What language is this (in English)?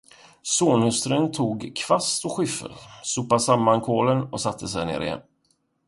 Swedish